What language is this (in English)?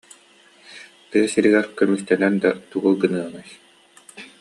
Yakut